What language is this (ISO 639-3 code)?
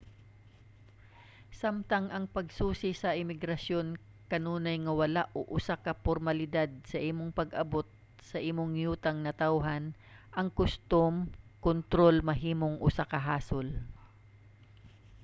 ceb